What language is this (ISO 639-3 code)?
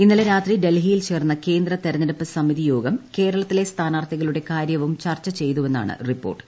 mal